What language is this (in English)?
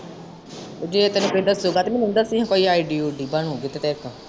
Punjabi